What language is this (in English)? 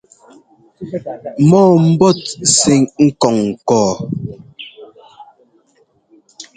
Ngomba